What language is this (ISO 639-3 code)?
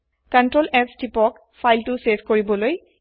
asm